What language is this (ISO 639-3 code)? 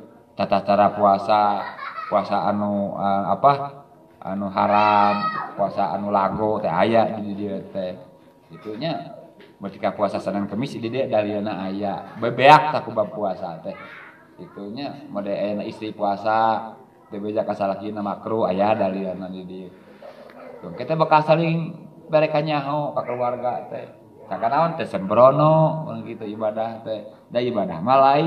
ind